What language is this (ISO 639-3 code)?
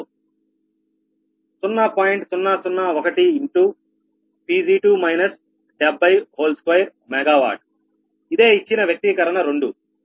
tel